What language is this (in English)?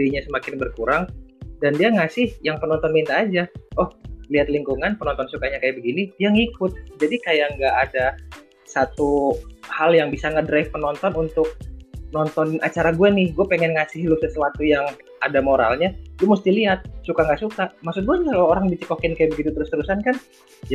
Indonesian